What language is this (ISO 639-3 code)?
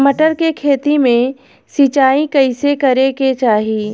bho